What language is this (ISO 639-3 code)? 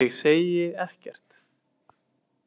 isl